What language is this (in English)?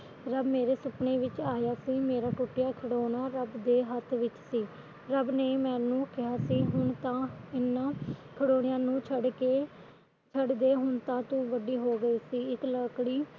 Punjabi